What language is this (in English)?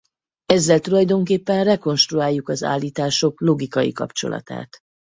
Hungarian